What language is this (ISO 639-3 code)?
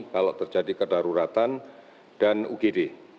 ind